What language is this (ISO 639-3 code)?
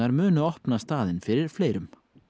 isl